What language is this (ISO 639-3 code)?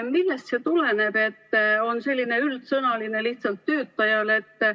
est